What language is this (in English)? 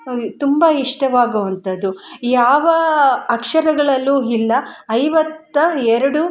Kannada